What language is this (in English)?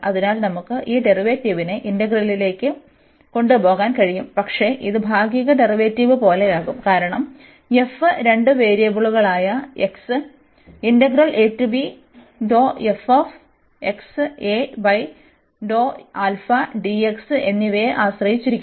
Malayalam